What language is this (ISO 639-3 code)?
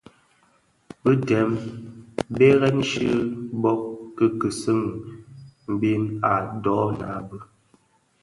ksf